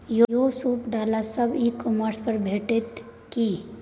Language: Maithili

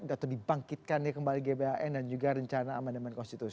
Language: Indonesian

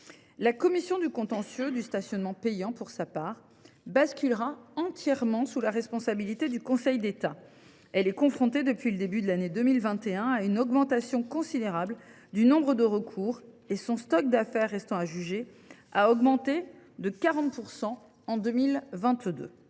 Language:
French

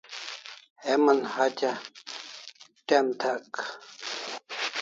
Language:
Kalasha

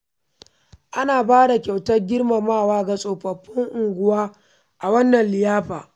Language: Hausa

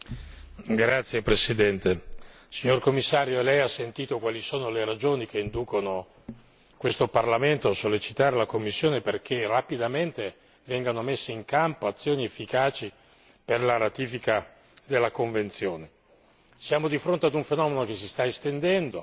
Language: Italian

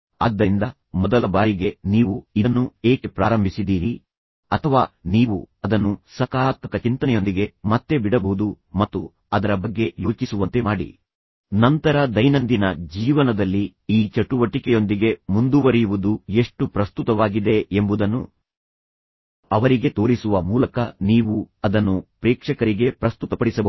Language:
Kannada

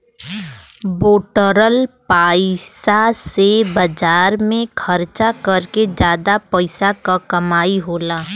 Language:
Bhojpuri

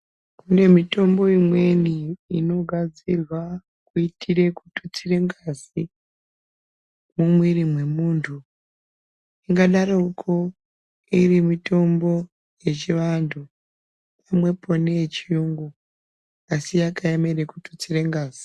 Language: Ndau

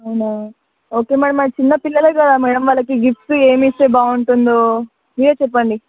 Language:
Telugu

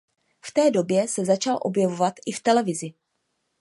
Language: Czech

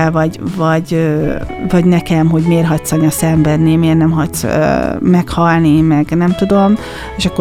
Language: Hungarian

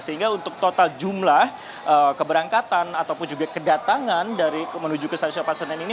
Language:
Indonesian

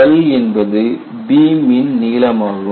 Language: Tamil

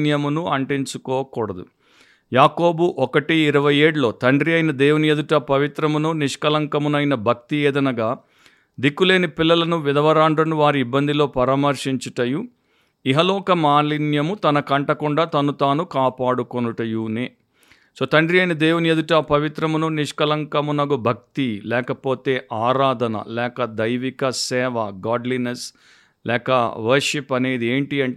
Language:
Telugu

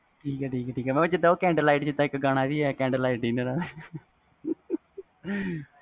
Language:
Punjabi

